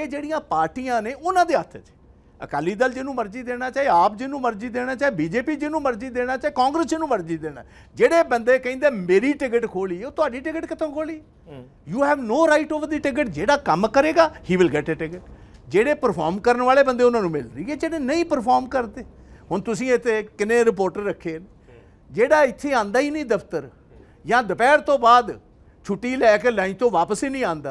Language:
Punjabi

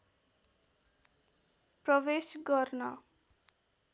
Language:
Nepali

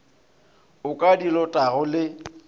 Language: Northern Sotho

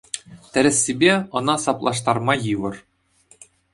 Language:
Chuvash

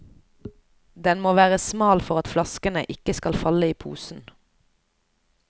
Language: Norwegian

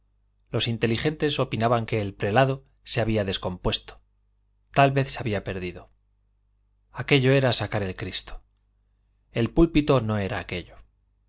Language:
Spanish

